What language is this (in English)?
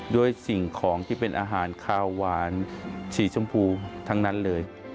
Thai